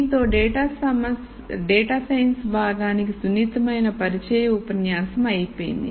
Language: Telugu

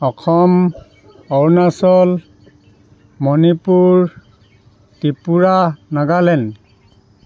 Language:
Assamese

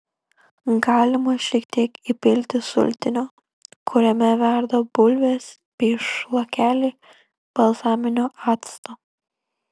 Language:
Lithuanian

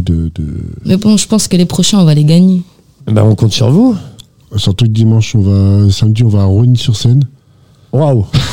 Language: French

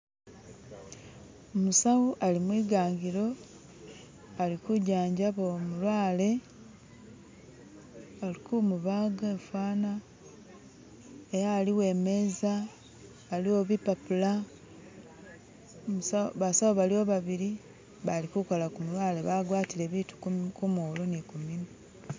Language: Masaaba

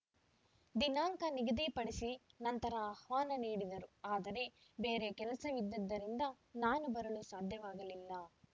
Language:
Kannada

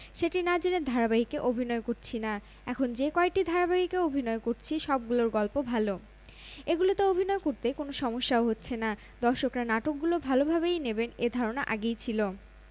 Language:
Bangla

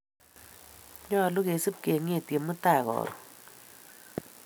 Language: Kalenjin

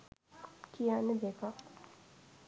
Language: Sinhala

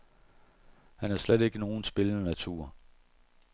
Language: Danish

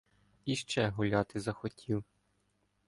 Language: Ukrainian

